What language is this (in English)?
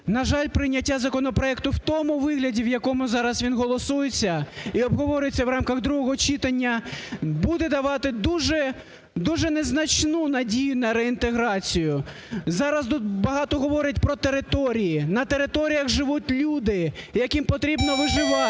Ukrainian